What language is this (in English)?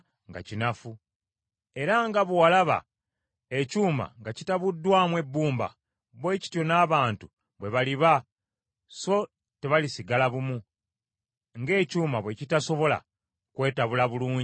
Ganda